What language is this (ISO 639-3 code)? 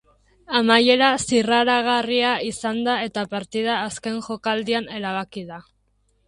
eus